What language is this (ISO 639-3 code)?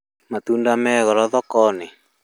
kik